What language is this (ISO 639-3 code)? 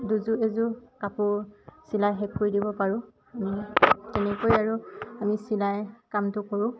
asm